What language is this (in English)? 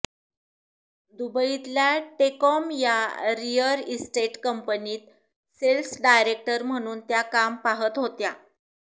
Marathi